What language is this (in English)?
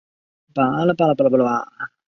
Chinese